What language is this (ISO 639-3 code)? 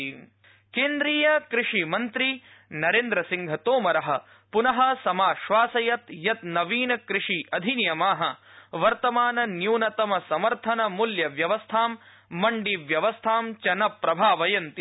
san